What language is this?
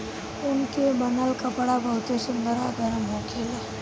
Bhojpuri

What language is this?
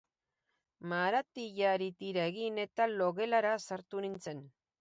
Basque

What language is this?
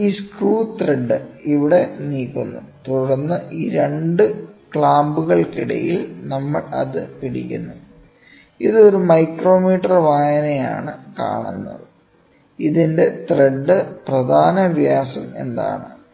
Malayalam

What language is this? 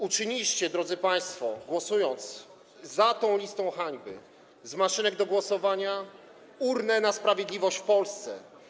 Polish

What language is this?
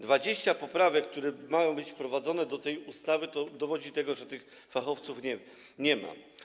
Polish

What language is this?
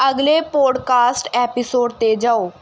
Punjabi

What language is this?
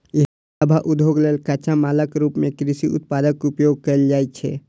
Maithili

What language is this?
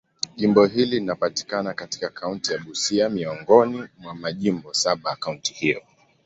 Swahili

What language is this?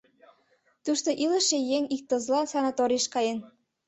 Mari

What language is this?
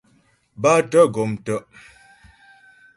Ghomala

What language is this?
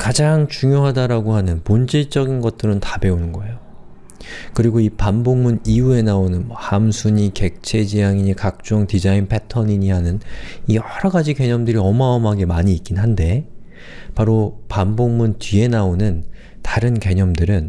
Korean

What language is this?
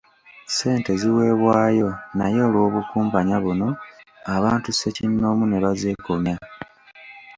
Ganda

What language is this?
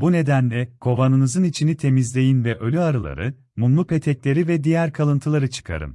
Turkish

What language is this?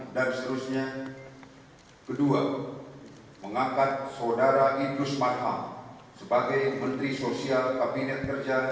Indonesian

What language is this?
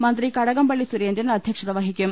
Malayalam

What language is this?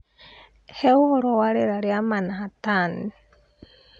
Kikuyu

